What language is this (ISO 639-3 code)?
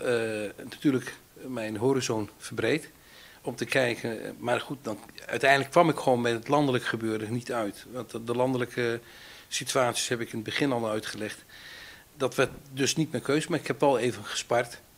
nld